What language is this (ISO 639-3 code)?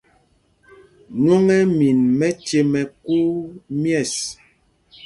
mgg